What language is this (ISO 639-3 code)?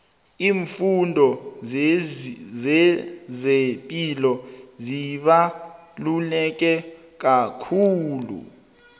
nbl